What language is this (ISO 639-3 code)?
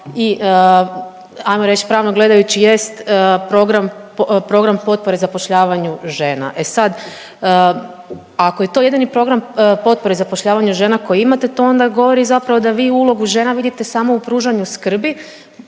hrv